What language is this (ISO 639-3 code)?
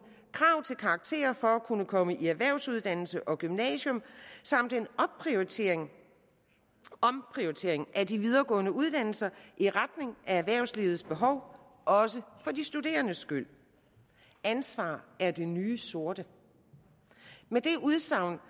dan